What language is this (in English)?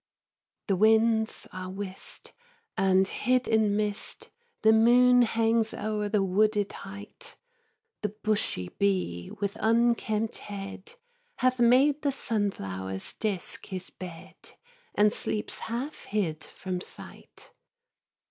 English